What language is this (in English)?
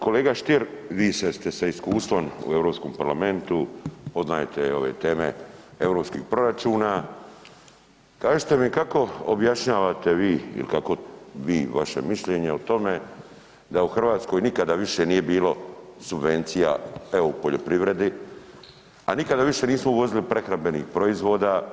Croatian